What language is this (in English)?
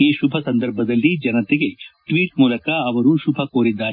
Kannada